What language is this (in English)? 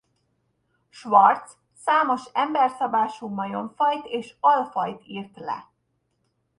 Hungarian